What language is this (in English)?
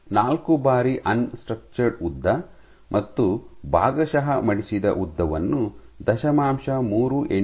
Kannada